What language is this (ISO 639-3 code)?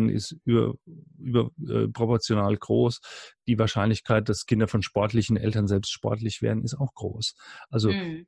deu